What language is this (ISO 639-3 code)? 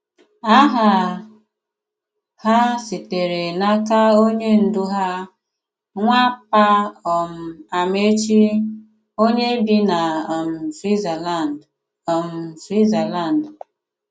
ibo